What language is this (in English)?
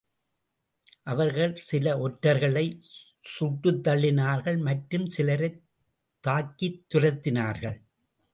Tamil